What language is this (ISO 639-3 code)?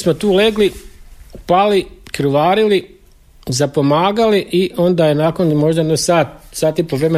hrv